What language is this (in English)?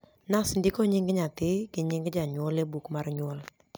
Luo (Kenya and Tanzania)